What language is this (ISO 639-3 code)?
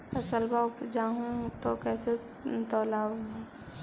mag